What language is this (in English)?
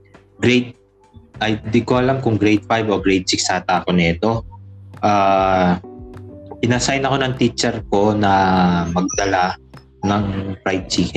Filipino